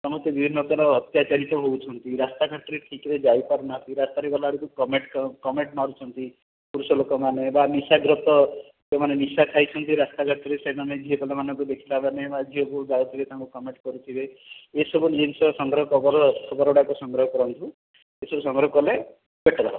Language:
Odia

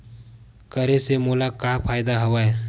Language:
Chhattisgarhi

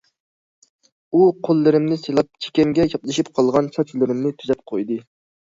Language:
Uyghur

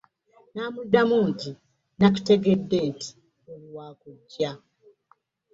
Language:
Ganda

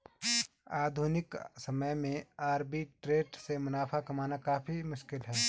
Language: Hindi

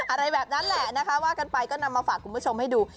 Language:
Thai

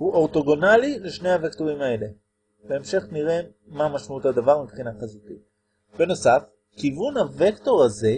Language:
Hebrew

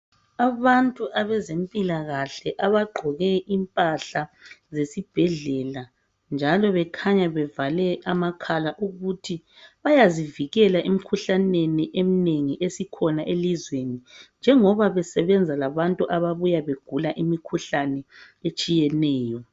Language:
North Ndebele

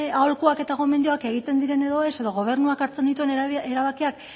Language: Basque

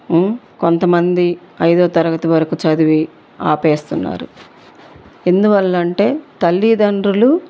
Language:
Telugu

